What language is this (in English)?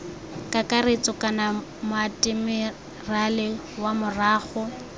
Tswana